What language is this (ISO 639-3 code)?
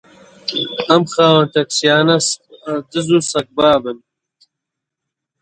ckb